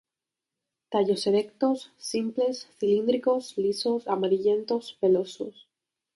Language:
Spanish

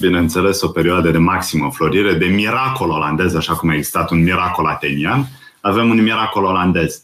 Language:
Romanian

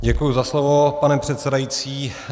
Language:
Czech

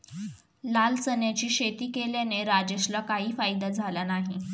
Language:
Marathi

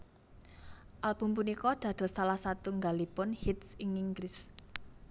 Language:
Javanese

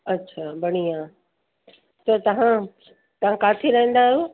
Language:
Sindhi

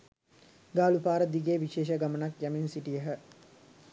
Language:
Sinhala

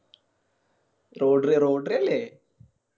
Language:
Malayalam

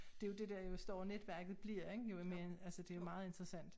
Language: Danish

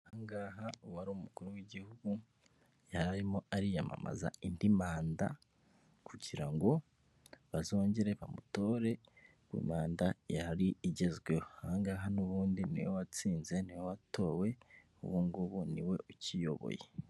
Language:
Kinyarwanda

